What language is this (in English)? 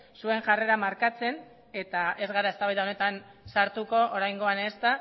Basque